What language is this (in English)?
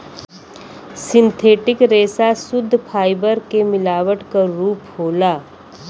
Bhojpuri